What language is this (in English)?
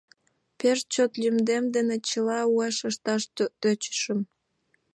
Mari